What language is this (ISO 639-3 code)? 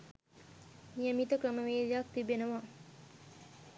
sin